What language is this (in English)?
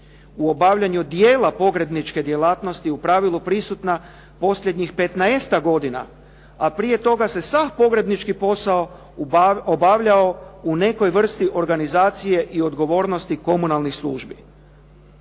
Croatian